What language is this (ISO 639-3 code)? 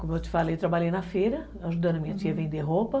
por